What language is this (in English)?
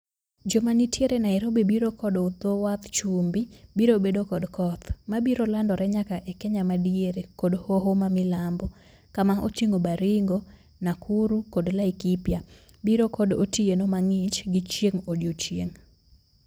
Luo (Kenya and Tanzania)